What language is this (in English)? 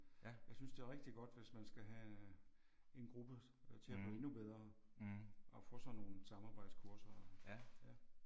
Danish